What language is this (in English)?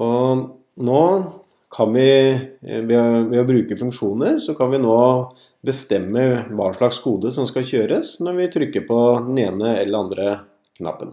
Norwegian